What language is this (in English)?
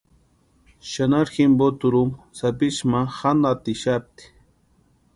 Western Highland Purepecha